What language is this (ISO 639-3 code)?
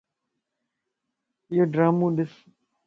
lss